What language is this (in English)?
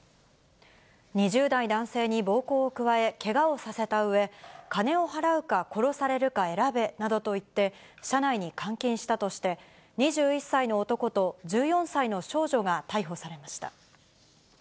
Japanese